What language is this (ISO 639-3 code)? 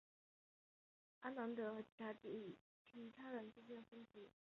zho